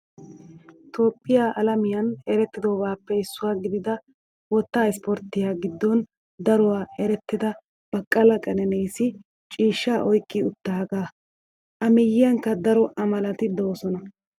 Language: Wolaytta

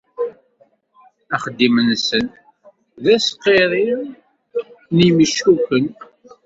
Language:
Kabyle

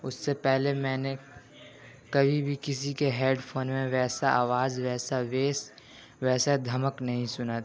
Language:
Urdu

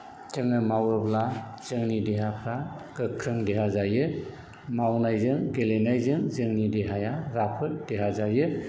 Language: Bodo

